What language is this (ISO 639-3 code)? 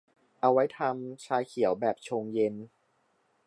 tha